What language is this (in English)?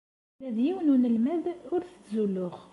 Kabyle